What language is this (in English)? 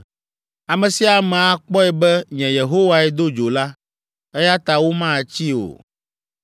Ewe